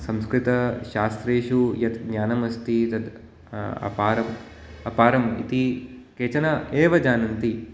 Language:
Sanskrit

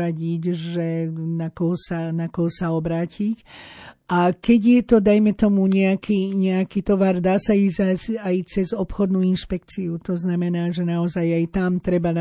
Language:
Slovak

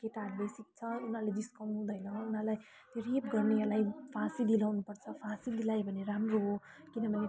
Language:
Nepali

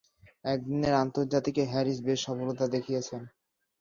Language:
Bangla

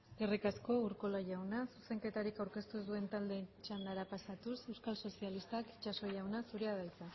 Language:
Basque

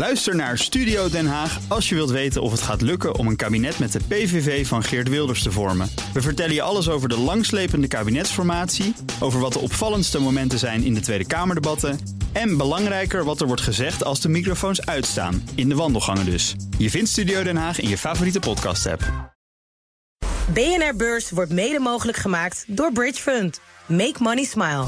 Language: Dutch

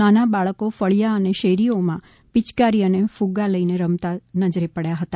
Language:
Gujarati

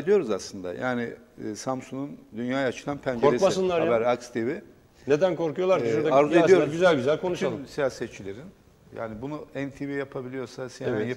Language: Turkish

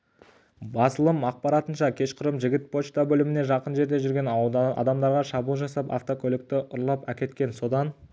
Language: Kazakh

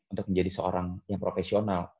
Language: Indonesian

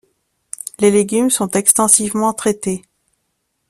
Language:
French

